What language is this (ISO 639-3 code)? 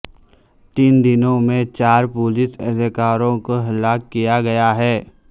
urd